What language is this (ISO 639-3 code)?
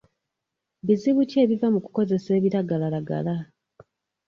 lug